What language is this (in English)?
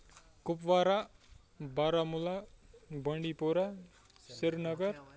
Kashmiri